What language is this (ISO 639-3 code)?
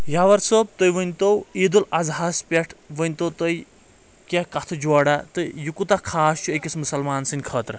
kas